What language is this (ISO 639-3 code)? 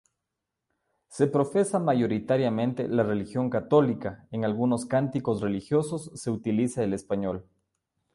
spa